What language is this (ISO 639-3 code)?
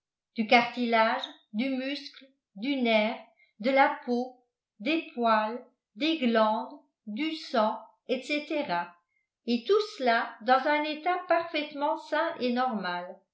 fra